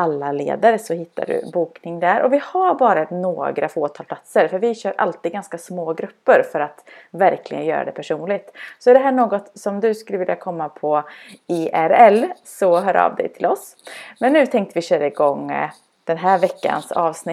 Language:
Swedish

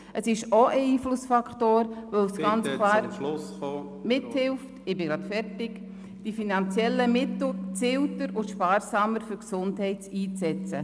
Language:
Swiss German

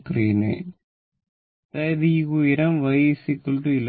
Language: Malayalam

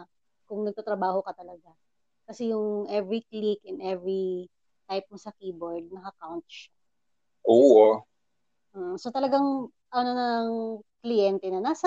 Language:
Filipino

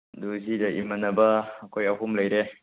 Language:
Manipuri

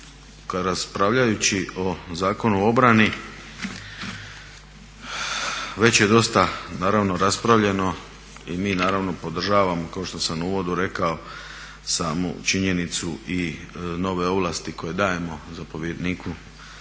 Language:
Croatian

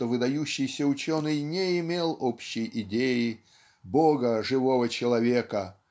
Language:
Russian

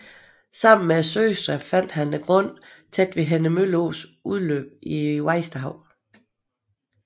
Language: Danish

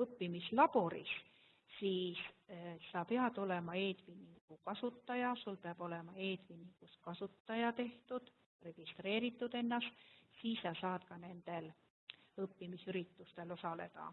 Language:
German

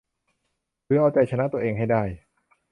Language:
Thai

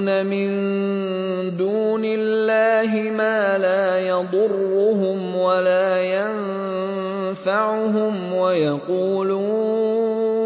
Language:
Arabic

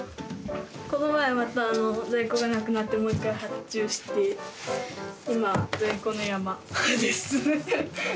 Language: Japanese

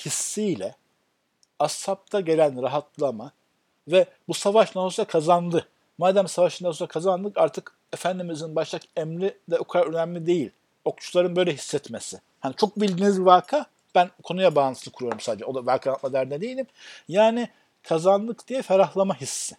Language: Turkish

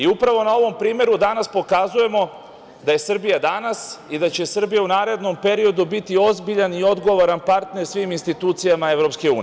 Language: Serbian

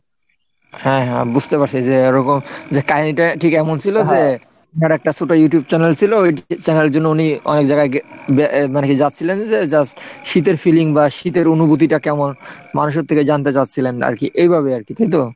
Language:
Bangla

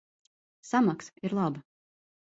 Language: Latvian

